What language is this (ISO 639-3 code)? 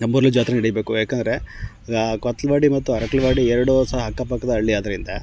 kan